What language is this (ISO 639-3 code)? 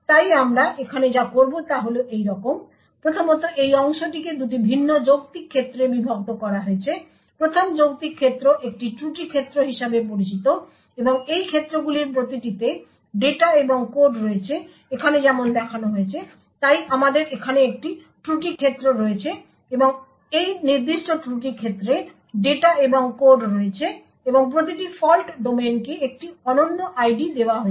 ben